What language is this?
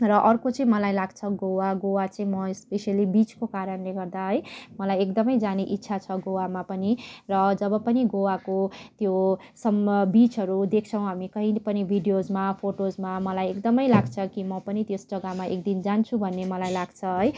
Nepali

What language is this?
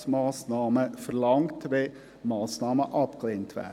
Swiss German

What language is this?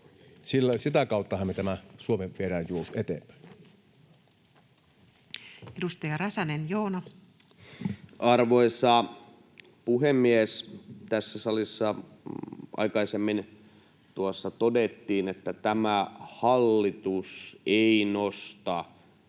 Finnish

